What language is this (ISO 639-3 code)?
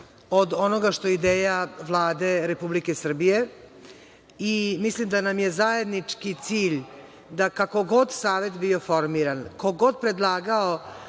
srp